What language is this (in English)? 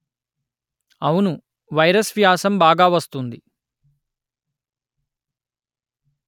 Telugu